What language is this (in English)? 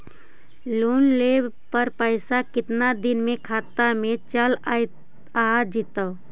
Magahi